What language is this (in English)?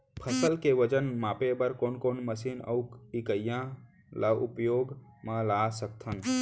Chhattisgarhi